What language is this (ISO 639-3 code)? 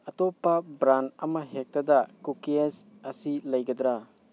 mni